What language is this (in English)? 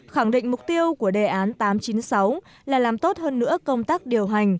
Vietnamese